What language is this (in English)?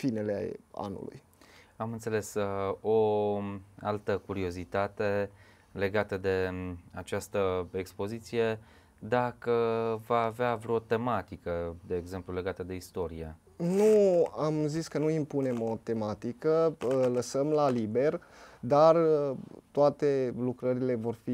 Romanian